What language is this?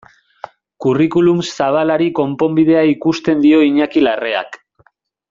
Basque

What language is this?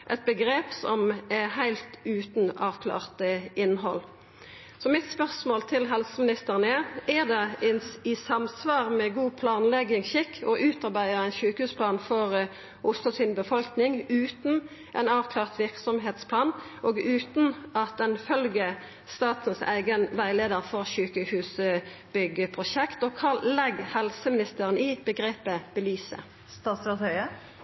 Norwegian Nynorsk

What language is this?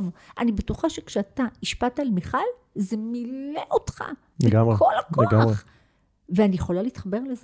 Hebrew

